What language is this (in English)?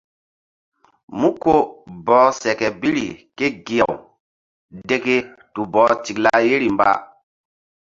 Mbum